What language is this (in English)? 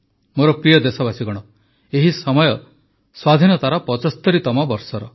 Odia